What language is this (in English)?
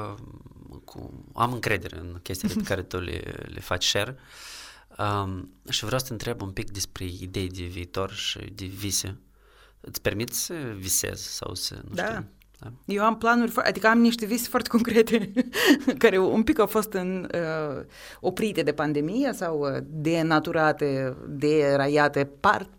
Romanian